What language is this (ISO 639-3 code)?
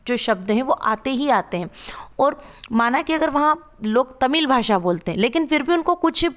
hin